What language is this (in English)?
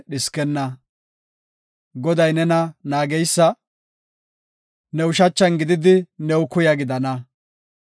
Gofa